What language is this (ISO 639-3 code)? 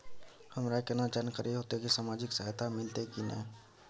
mai